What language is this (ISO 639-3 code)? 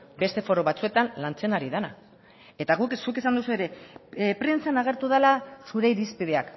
eus